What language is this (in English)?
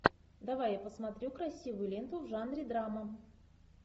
Russian